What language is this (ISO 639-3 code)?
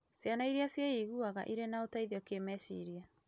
kik